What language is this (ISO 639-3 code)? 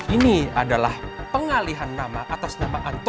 ind